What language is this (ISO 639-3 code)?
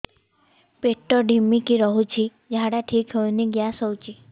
ori